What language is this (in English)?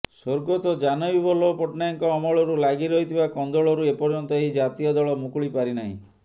Odia